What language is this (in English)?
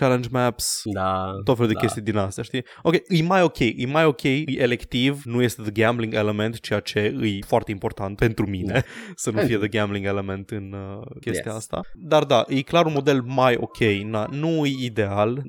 Romanian